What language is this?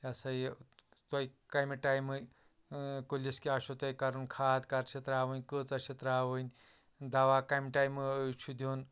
Kashmiri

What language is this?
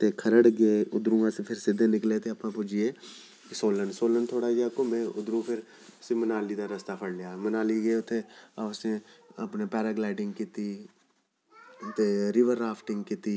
Dogri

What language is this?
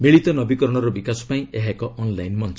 Odia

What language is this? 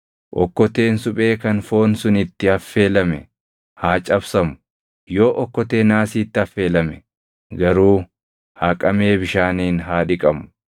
Oromo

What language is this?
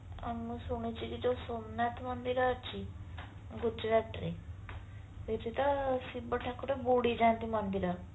Odia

